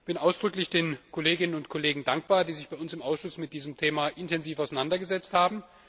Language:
German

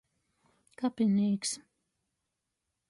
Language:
Latgalian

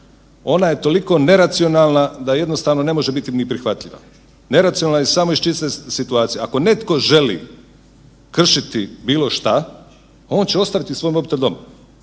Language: Croatian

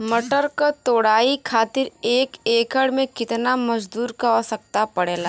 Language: Bhojpuri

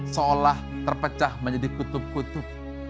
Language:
Indonesian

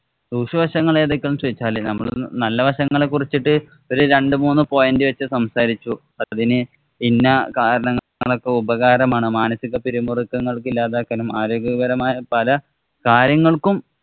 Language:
Malayalam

